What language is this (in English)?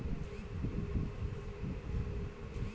Bhojpuri